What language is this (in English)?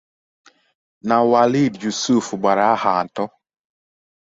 Igbo